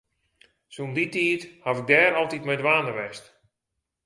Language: Western Frisian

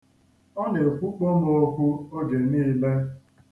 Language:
Igbo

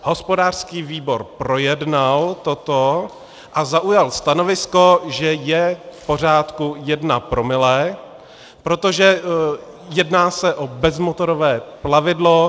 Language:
Czech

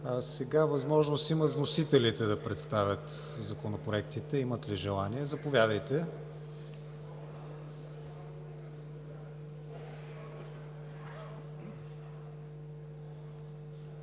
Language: Bulgarian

